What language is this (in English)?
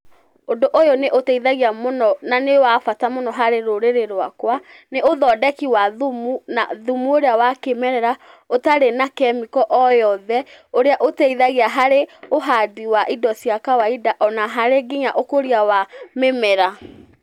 Kikuyu